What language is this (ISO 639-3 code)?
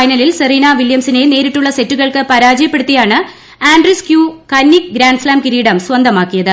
mal